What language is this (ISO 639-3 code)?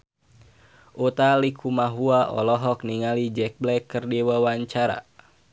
sun